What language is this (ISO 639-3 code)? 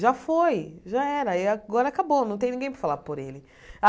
por